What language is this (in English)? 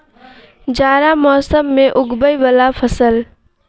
Maithili